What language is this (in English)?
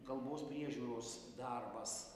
Lithuanian